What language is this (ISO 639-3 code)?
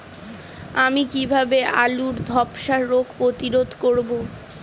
ben